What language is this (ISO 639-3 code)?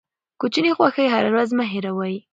pus